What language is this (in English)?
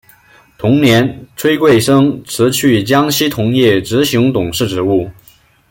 Chinese